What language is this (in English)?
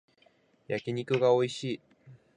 Japanese